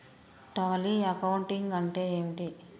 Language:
Telugu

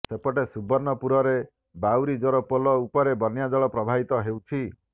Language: Odia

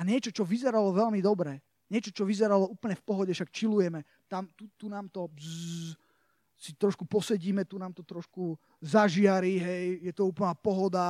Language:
Slovak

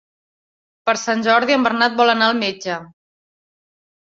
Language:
Catalan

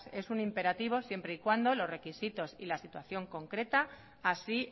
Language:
Spanish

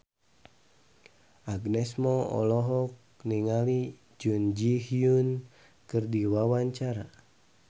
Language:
Sundanese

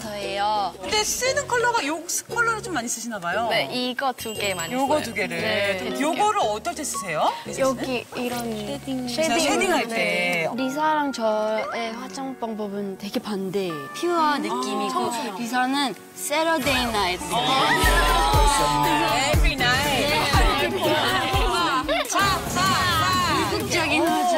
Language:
Korean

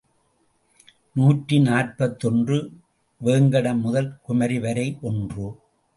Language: Tamil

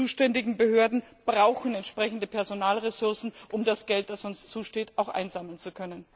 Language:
German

